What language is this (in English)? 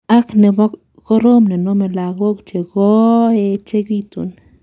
Kalenjin